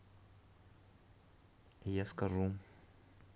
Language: Russian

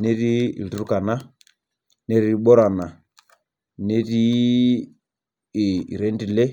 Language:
Masai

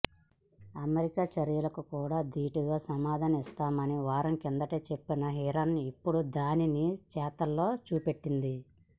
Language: Telugu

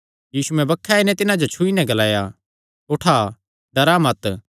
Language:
Kangri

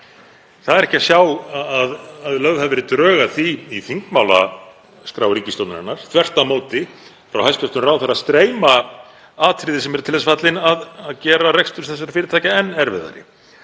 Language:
Icelandic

